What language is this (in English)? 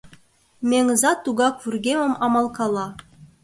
Mari